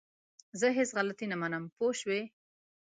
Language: Pashto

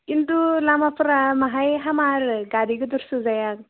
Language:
Bodo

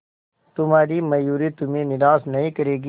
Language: Hindi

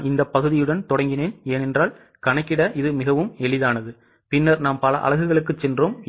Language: Tamil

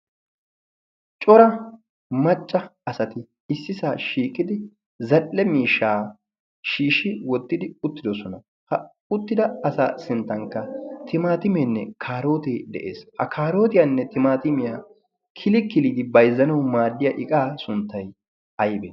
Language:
Wolaytta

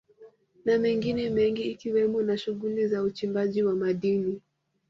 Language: Swahili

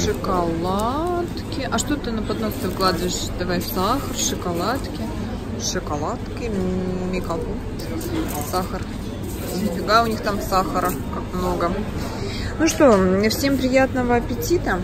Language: Russian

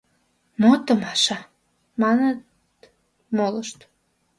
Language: Mari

